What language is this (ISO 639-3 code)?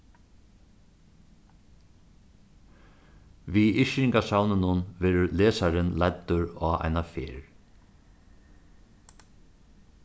fao